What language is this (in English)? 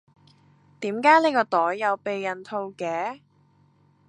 Cantonese